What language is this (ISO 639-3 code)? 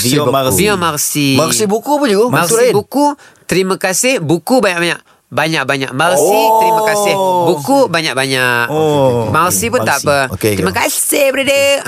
msa